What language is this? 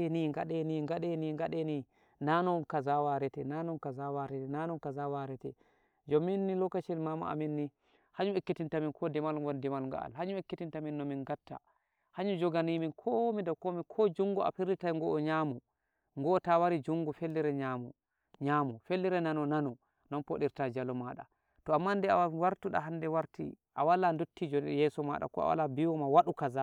Nigerian Fulfulde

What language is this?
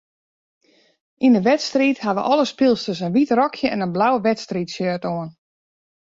Western Frisian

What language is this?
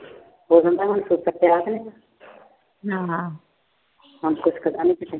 Punjabi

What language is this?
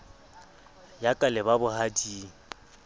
Southern Sotho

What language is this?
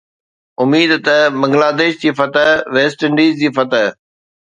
Sindhi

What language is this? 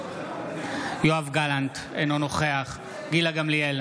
Hebrew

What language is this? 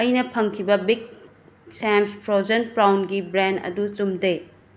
Manipuri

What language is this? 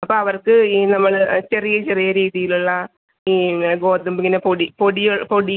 Malayalam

